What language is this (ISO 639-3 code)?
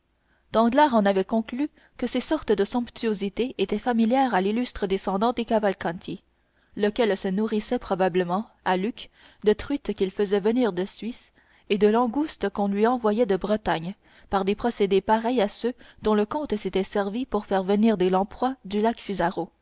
fra